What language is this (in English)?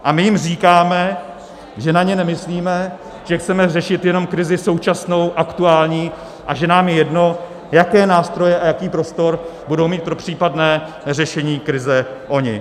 Czech